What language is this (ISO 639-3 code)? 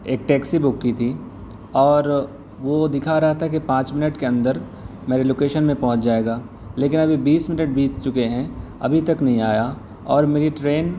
urd